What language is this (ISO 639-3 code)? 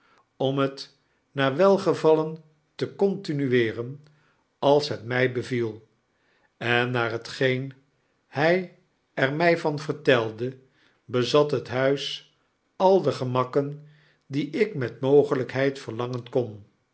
nld